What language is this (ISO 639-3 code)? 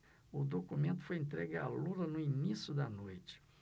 por